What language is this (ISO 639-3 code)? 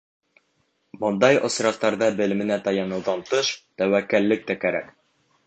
bak